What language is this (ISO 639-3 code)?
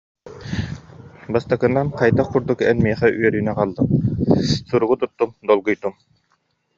sah